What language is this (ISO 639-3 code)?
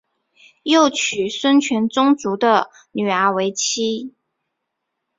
zho